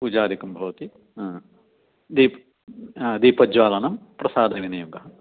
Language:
Sanskrit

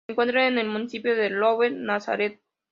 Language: Spanish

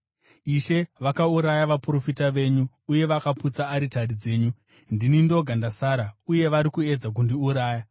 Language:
Shona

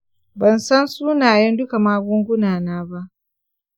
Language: Hausa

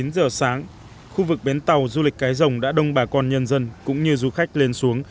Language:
Vietnamese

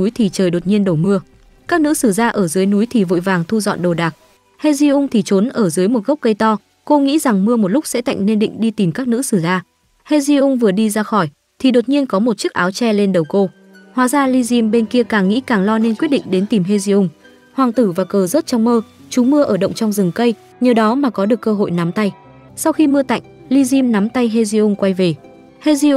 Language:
Vietnamese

